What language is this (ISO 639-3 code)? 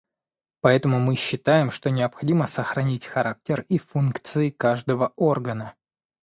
rus